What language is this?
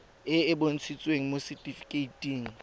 Tswana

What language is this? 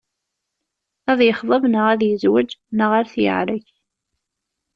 Kabyle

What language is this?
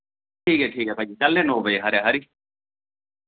Dogri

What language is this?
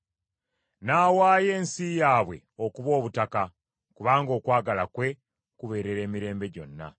Ganda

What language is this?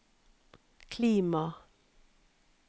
Norwegian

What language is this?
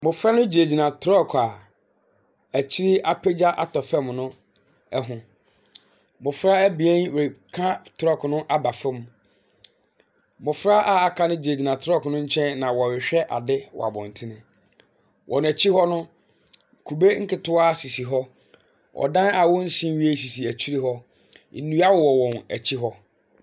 Akan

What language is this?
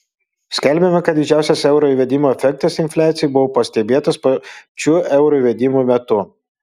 Lithuanian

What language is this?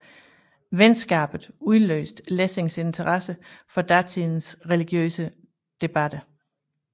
Danish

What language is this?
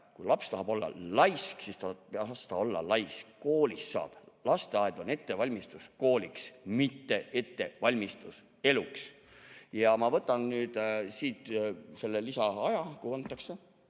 Estonian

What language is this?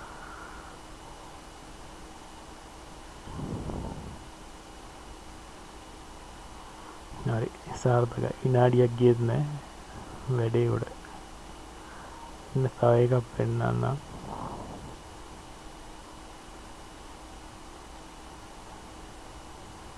Sinhala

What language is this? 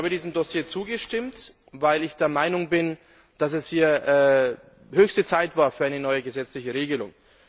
German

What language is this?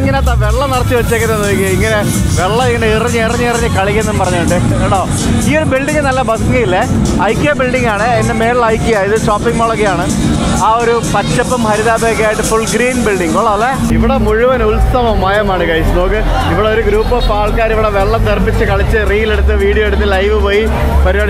Malayalam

